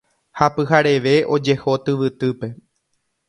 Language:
Guarani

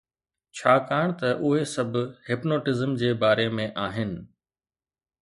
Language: Sindhi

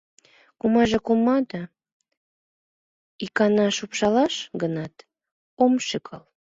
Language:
Mari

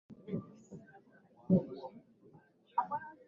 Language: Swahili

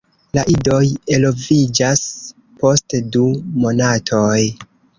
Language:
Esperanto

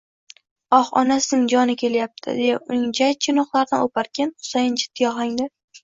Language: Uzbek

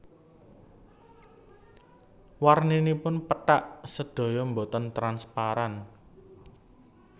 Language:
Javanese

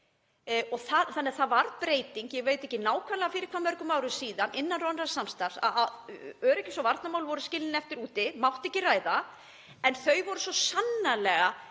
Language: Icelandic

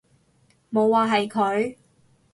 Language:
Cantonese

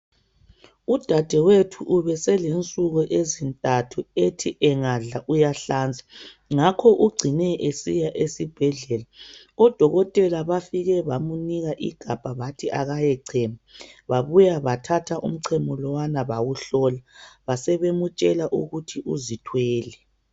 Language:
North Ndebele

